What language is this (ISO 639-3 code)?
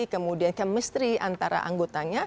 ind